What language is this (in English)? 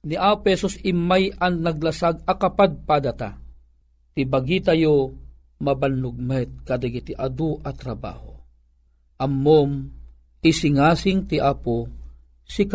Filipino